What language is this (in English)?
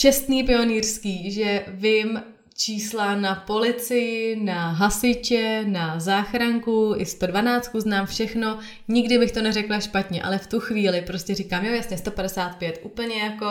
Czech